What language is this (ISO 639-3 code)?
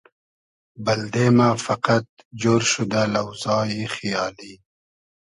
haz